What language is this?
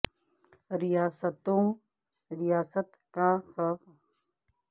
Urdu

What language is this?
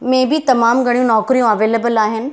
Sindhi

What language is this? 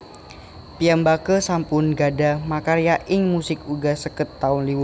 Javanese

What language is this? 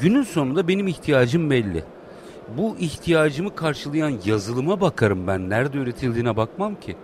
Turkish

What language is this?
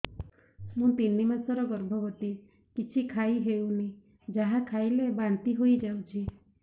Odia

